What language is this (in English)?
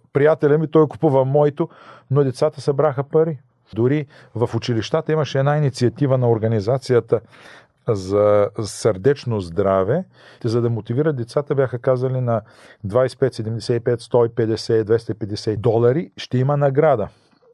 Bulgarian